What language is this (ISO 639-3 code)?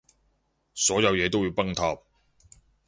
yue